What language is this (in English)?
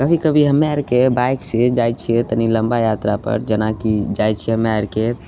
Maithili